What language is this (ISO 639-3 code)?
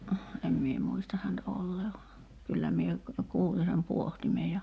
fin